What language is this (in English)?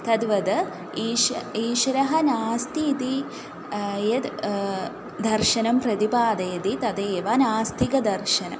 Sanskrit